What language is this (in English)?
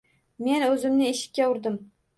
Uzbek